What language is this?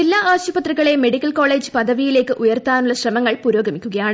Malayalam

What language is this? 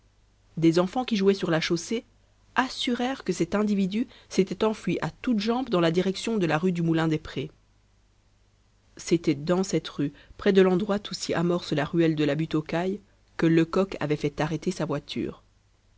French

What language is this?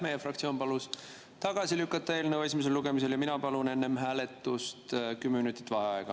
Estonian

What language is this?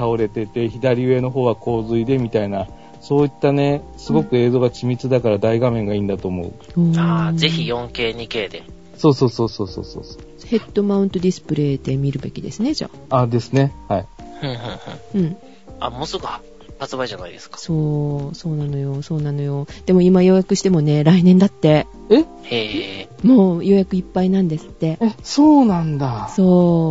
Japanese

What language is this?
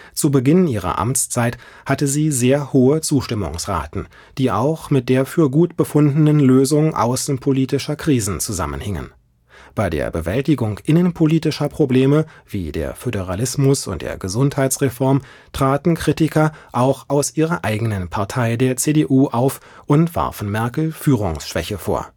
German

